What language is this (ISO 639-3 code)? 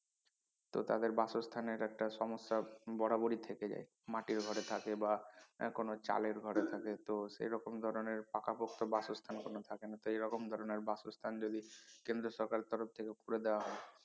ben